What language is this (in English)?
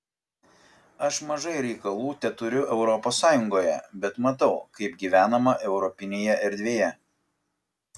Lithuanian